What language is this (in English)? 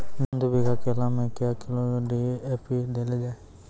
Maithili